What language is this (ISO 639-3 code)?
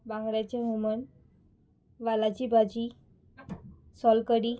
kok